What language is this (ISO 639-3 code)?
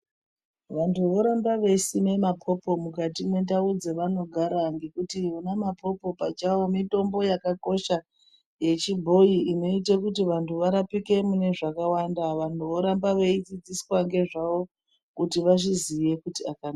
ndc